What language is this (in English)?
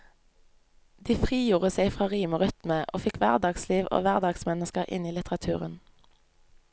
Norwegian